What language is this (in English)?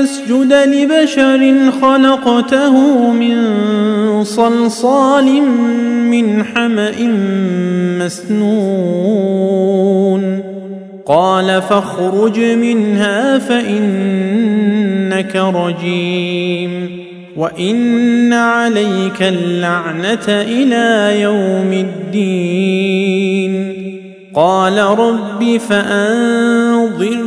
Arabic